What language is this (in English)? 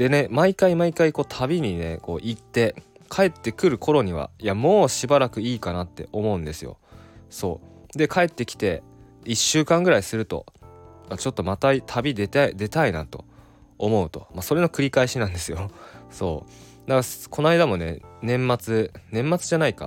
Japanese